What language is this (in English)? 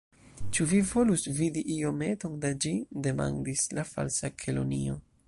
Esperanto